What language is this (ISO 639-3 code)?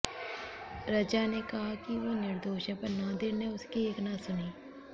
hin